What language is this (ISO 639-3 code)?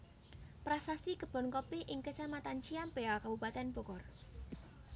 jav